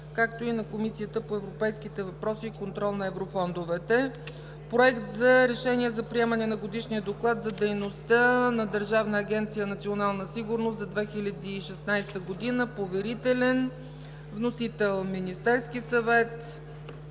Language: Bulgarian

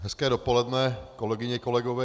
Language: Czech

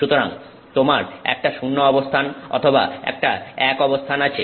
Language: Bangla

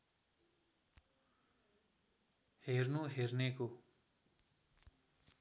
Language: Nepali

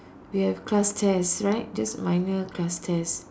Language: English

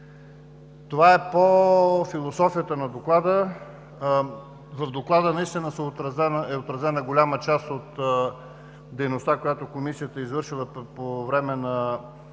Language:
Bulgarian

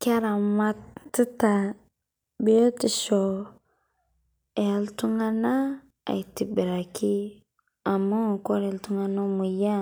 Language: Masai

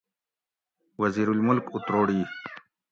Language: Gawri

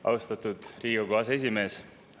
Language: Estonian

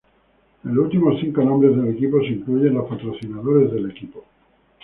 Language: Spanish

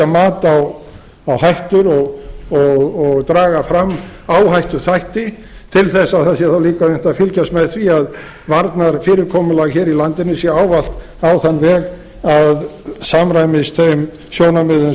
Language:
Icelandic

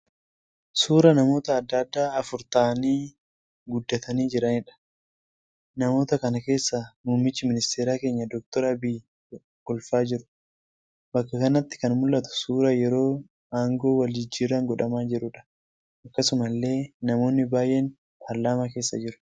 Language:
Oromo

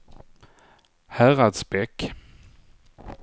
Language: Swedish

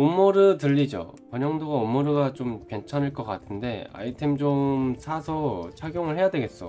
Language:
Korean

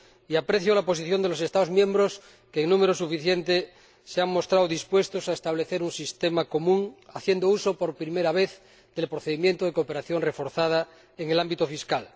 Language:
Spanish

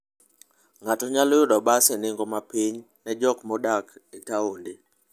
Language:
Luo (Kenya and Tanzania)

